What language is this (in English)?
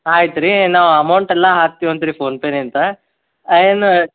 Kannada